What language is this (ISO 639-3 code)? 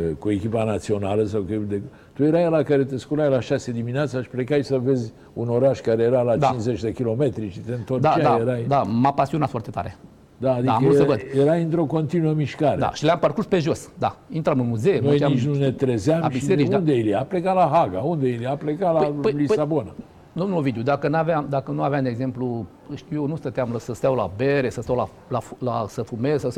ron